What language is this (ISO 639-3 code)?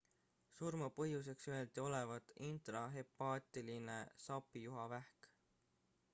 est